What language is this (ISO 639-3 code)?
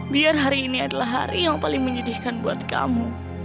ind